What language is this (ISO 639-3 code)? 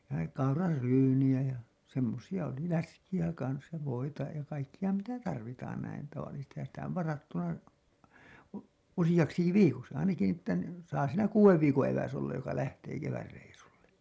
fin